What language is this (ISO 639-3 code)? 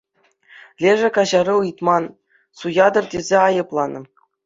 chv